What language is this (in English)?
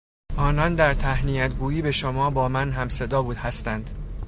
Persian